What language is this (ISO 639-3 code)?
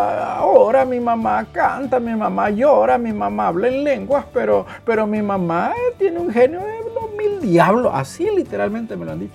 spa